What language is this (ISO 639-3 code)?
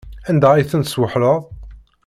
kab